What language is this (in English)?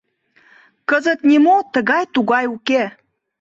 Mari